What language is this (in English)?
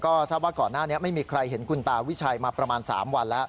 Thai